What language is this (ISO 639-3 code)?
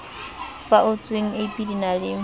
sot